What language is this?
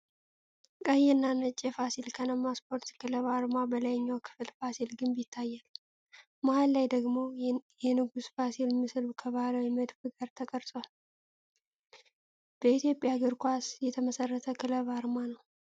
Amharic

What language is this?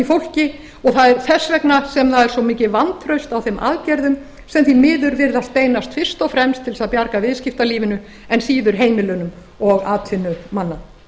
Icelandic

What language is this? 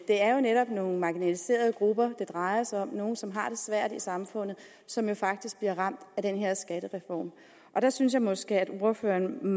Danish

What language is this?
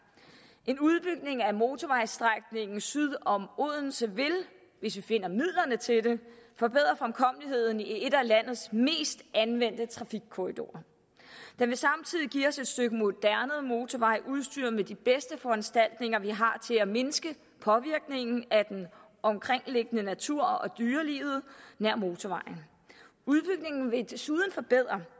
Danish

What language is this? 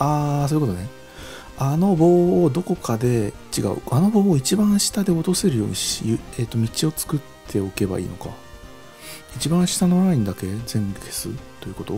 Japanese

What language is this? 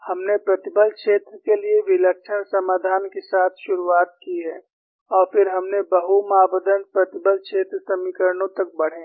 Hindi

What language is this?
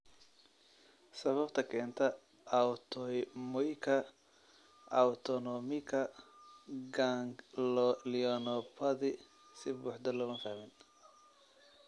Somali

